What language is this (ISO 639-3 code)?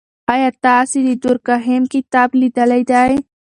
pus